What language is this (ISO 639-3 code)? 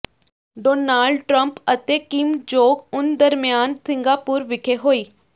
pan